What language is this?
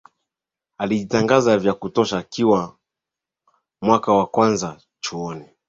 Swahili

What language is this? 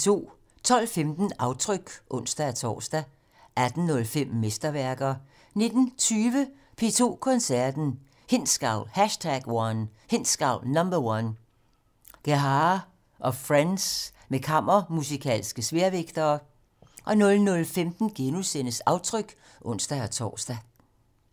Danish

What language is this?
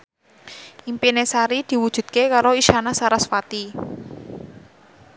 Javanese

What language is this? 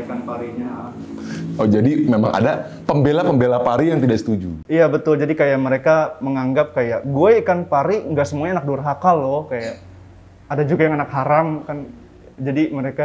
Indonesian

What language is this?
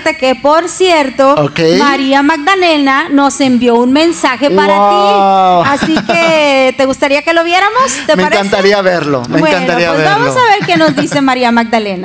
Spanish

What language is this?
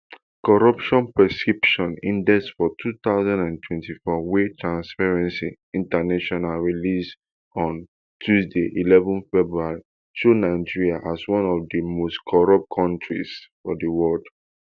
Nigerian Pidgin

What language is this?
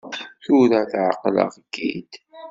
Kabyle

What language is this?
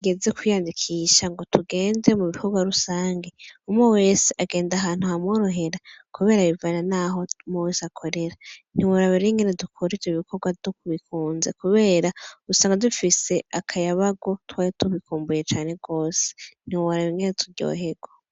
Rundi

